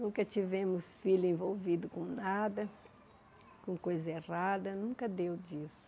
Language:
Portuguese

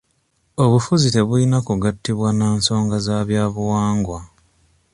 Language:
Ganda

